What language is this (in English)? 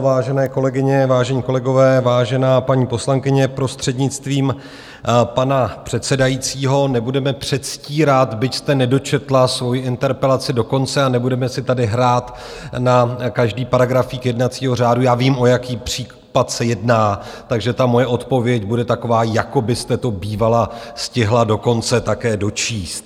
Czech